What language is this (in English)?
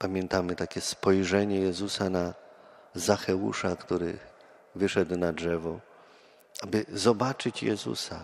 Polish